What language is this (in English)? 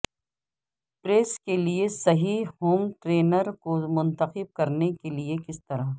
Urdu